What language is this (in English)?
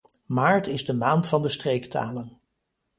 Dutch